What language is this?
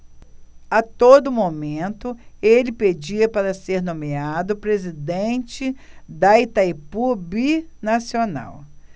Portuguese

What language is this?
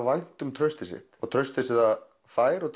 Icelandic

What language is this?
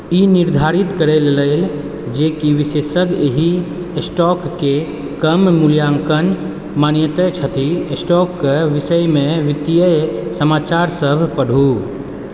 Maithili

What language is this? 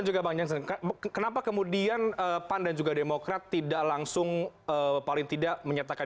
Indonesian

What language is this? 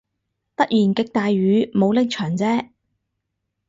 Cantonese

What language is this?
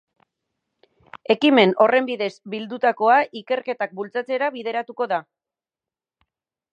Basque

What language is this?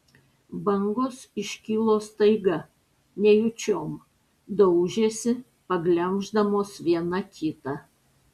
Lithuanian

